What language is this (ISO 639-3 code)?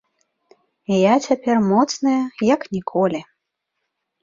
bel